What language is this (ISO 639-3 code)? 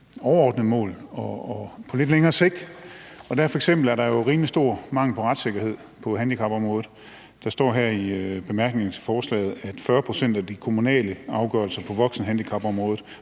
dan